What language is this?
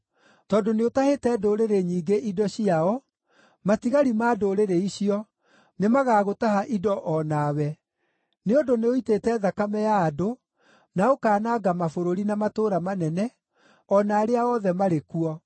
Kikuyu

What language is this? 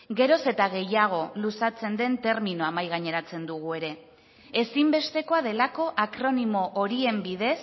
Basque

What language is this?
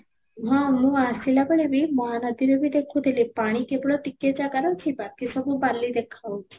Odia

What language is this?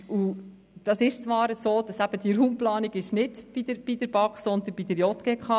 Swiss German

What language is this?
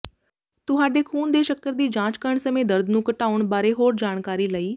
Punjabi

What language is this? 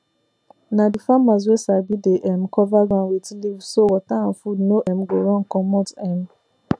Nigerian Pidgin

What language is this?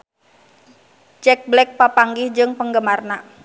Sundanese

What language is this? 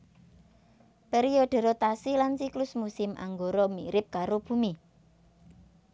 Javanese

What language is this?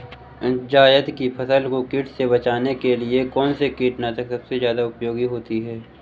Hindi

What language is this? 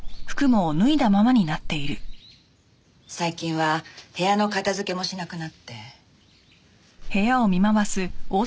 Japanese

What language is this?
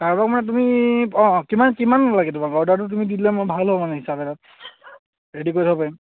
Assamese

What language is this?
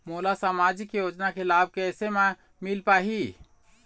Chhattisgarhi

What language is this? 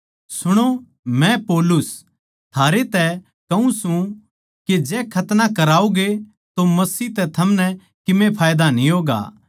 Haryanvi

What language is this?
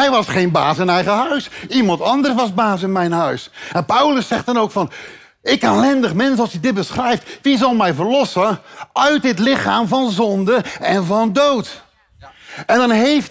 Dutch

